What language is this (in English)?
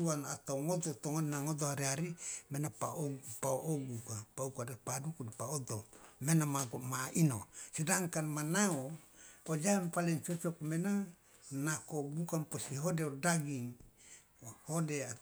Loloda